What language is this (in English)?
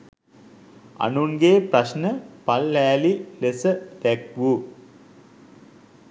Sinhala